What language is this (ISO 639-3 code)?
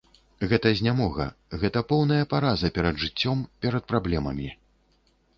bel